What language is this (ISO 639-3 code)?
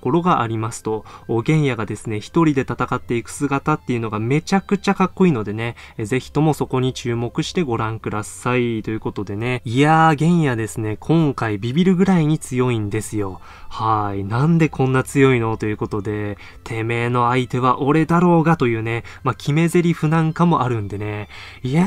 jpn